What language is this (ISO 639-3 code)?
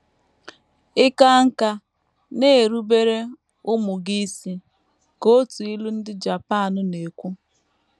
ibo